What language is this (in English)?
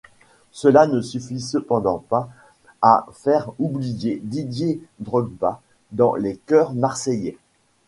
French